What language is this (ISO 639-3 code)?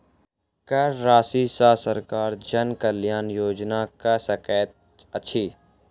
mai